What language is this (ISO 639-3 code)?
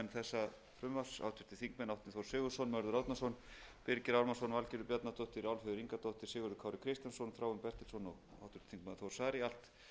isl